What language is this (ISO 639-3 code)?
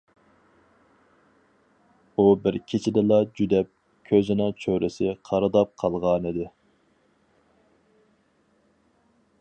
uig